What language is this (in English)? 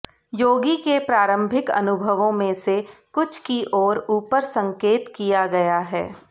Hindi